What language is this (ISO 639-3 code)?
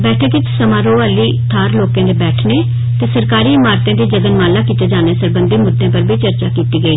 doi